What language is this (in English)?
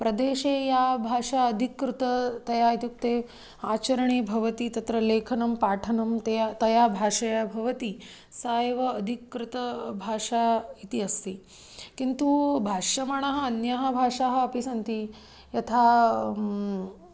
Sanskrit